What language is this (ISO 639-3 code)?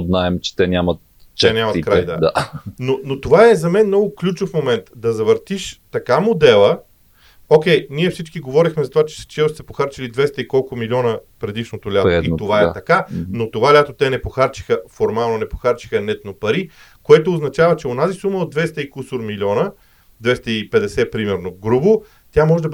bul